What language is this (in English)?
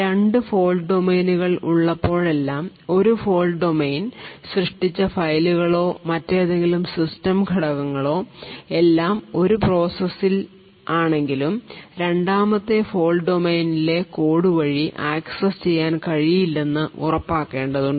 Malayalam